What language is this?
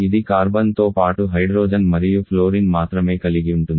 Telugu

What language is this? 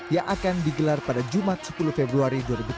Indonesian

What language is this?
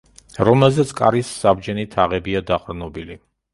Georgian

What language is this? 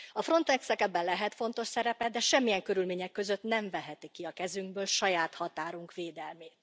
Hungarian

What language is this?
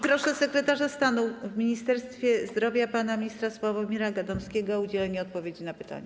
Polish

